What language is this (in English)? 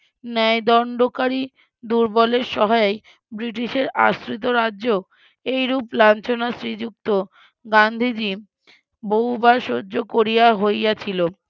Bangla